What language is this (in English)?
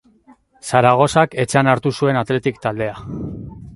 Basque